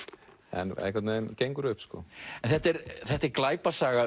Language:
Icelandic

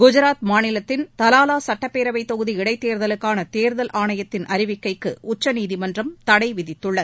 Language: Tamil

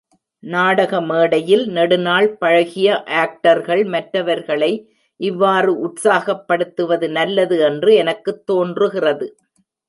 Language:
Tamil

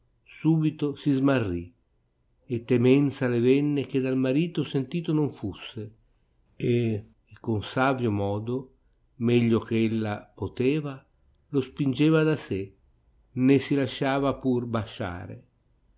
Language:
Italian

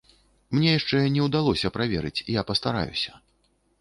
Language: Belarusian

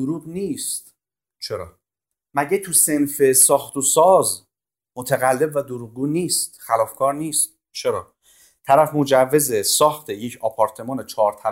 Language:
Persian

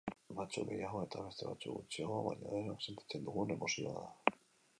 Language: Basque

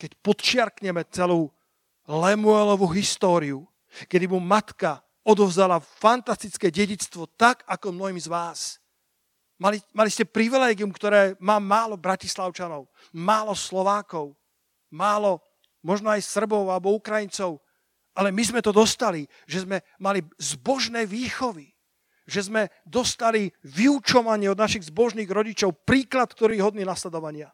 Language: Slovak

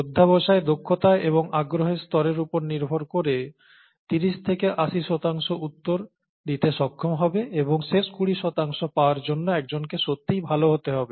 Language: Bangla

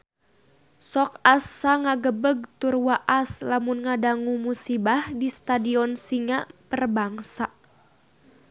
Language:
Sundanese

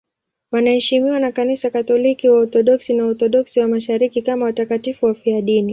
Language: Swahili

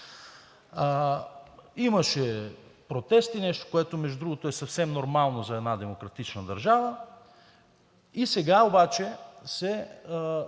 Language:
Bulgarian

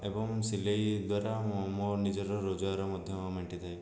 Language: Odia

